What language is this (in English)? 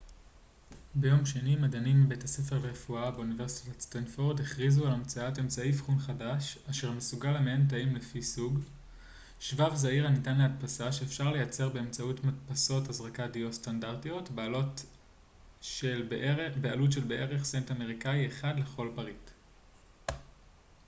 Hebrew